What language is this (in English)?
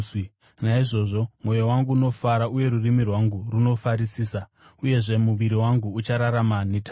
Shona